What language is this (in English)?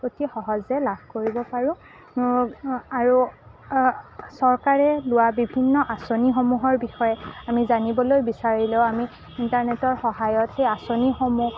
Assamese